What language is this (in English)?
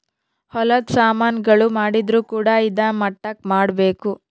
Kannada